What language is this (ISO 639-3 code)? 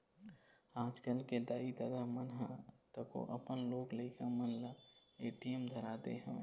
hne